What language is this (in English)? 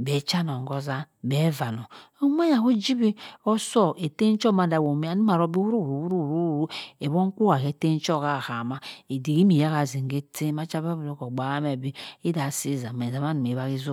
Cross River Mbembe